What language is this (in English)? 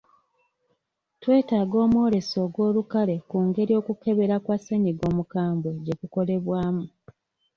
Ganda